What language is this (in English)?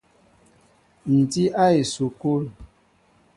Mbo (Cameroon)